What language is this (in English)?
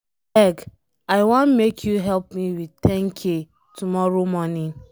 Nigerian Pidgin